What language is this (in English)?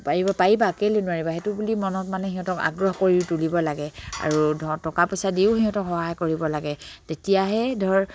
Assamese